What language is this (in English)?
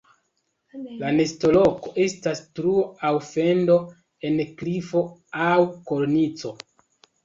Esperanto